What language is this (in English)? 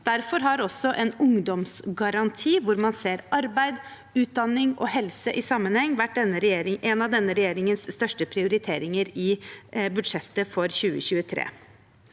Norwegian